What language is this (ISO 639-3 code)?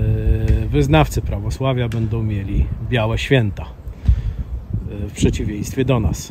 pol